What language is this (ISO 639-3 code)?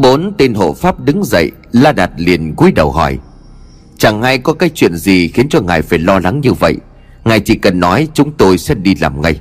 vie